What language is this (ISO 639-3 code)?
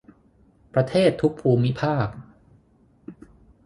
tha